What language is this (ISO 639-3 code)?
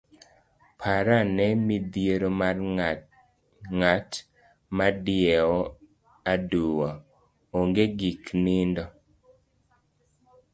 luo